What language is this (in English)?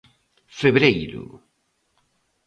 Galician